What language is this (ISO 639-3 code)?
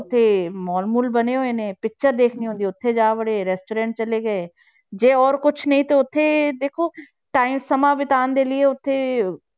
pan